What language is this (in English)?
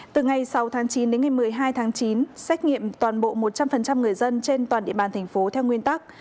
Vietnamese